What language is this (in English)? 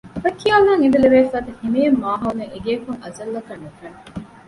Divehi